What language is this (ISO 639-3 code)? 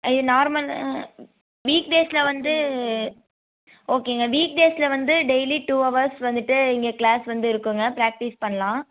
tam